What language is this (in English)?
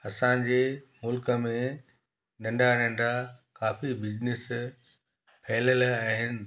Sindhi